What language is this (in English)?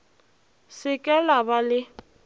Northern Sotho